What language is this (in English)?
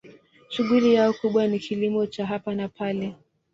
Swahili